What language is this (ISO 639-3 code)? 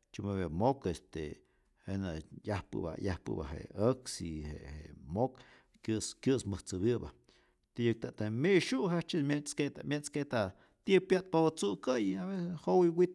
zor